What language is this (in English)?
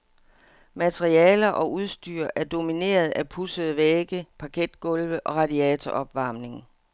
Danish